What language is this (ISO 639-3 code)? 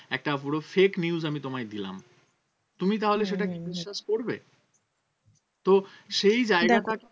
ben